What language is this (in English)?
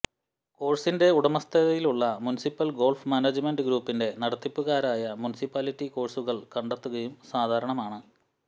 Malayalam